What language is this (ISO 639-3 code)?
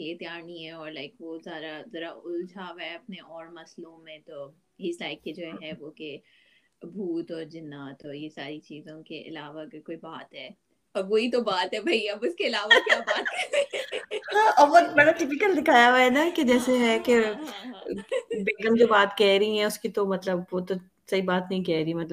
urd